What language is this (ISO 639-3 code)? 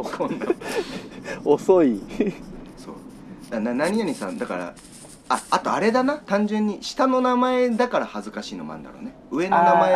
jpn